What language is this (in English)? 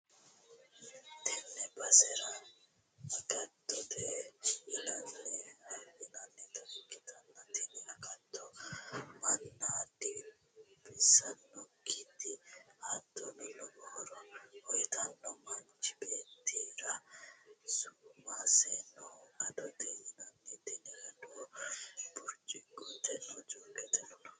Sidamo